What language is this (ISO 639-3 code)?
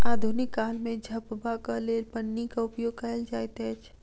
mai